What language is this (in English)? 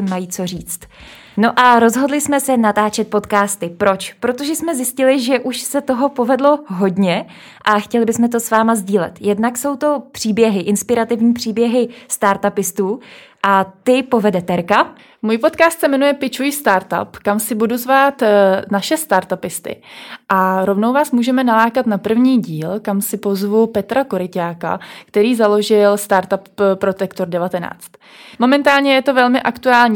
Czech